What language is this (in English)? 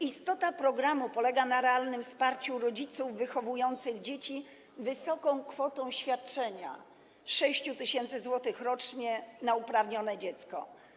Polish